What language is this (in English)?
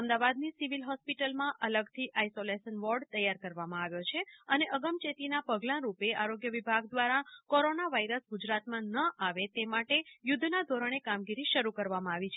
Gujarati